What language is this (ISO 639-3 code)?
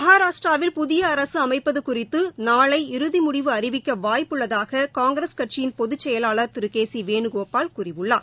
tam